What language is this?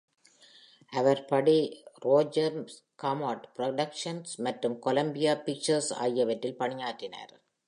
Tamil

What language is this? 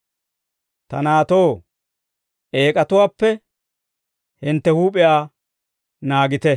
Dawro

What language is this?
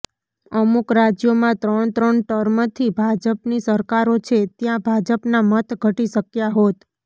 Gujarati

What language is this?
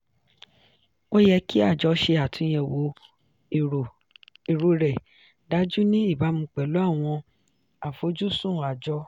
Yoruba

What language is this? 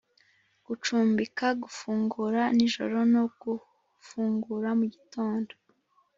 Kinyarwanda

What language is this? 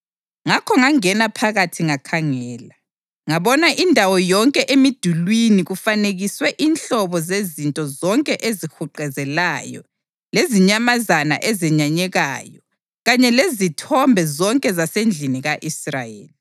North Ndebele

